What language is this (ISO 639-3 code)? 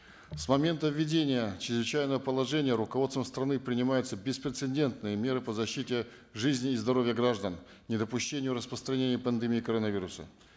kaz